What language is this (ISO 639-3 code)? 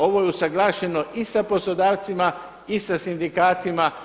hrv